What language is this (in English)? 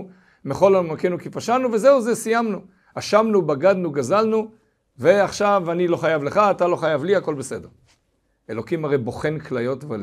Hebrew